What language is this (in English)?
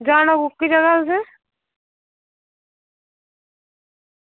Dogri